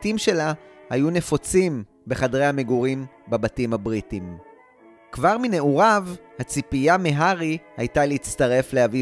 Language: Hebrew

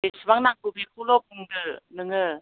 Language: Bodo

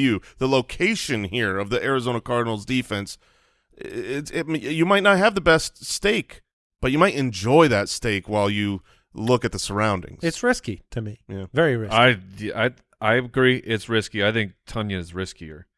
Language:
English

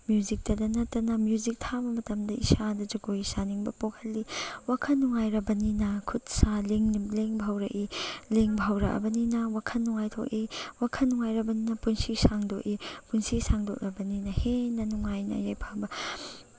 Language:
Manipuri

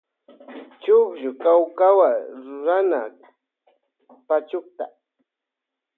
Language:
Loja Highland Quichua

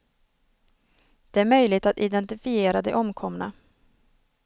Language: Swedish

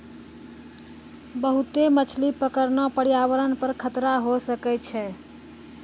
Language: Maithili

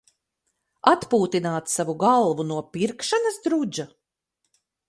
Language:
Latvian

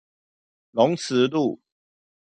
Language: Chinese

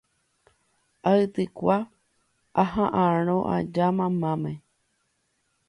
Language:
Guarani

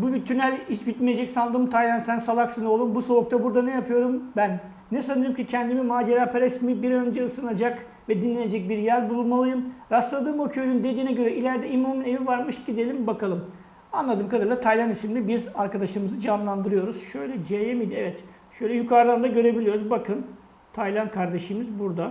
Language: Turkish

